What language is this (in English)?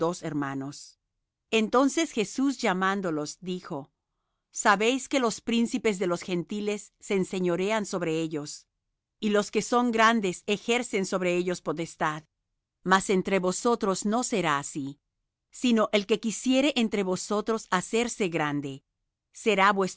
Spanish